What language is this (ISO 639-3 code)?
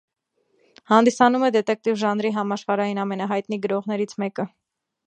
hye